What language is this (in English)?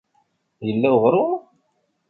Kabyle